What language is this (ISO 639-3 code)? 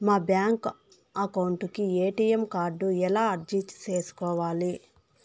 tel